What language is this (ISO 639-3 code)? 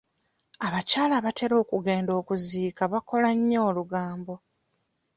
lug